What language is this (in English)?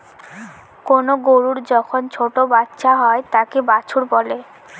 Bangla